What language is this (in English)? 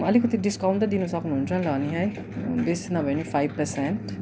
Nepali